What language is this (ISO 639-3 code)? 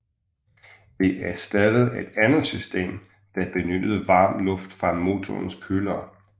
dan